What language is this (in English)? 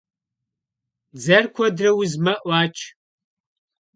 Kabardian